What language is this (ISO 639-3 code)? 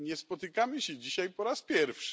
pol